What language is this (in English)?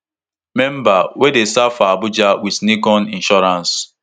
Nigerian Pidgin